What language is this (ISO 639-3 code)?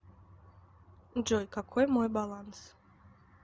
rus